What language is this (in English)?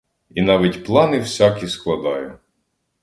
Ukrainian